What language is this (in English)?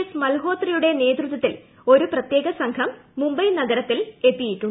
Malayalam